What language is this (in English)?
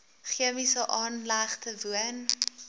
Afrikaans